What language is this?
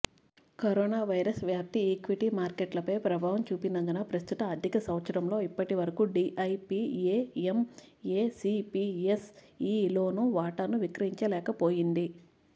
Telugu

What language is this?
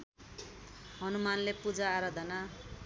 Nepali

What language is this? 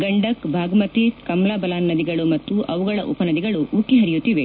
Kannada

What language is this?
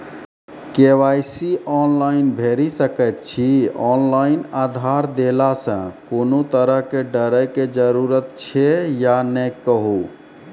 Maithili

